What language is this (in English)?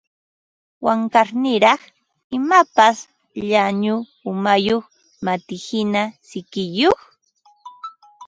Ambo-Pasco Quechua